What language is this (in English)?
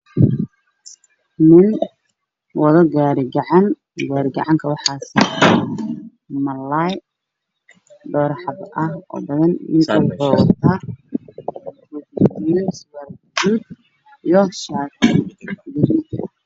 Somali